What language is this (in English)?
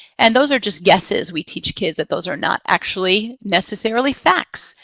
English